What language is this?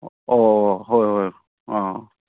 Manipuri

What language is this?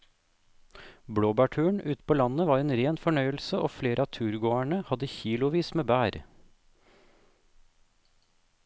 Norwegian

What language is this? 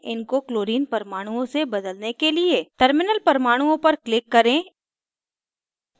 Hindi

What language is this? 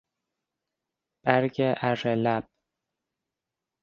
Persian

